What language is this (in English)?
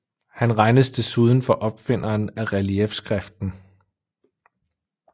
Danish